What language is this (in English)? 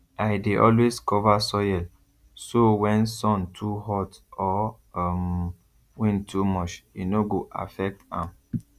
Nigerian Pidgin